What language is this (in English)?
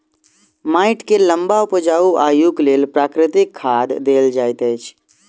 Maithili